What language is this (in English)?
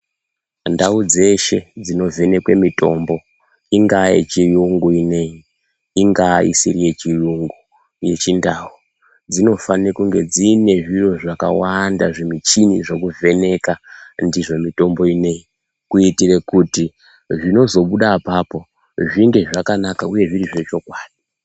Ndau